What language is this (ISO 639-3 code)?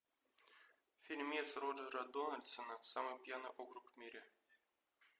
rus